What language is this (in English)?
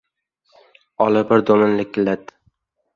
Uzbek